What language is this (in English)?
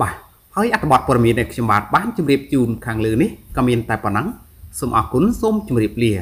Vietnamese